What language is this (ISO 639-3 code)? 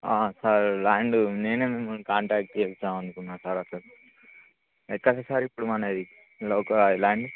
tel